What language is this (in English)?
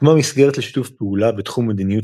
Hebrew